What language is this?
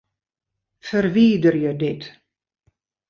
Western Frisian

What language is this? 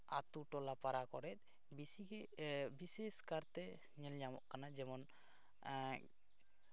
Santali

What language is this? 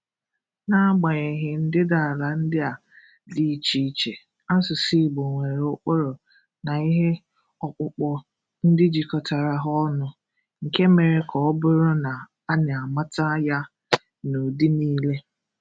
Igbo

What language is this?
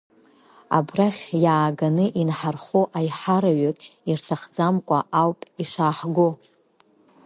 Abkhazian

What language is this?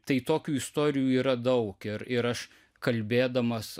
Lithuanian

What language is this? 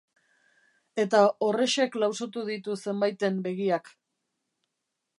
Basque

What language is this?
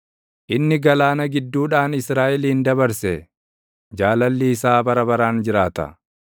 Oromo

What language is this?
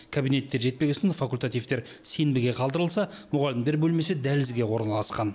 Kazakh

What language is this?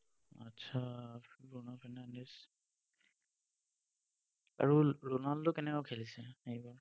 Assamese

